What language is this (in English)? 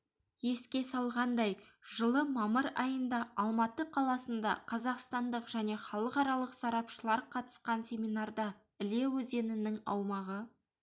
Kazakh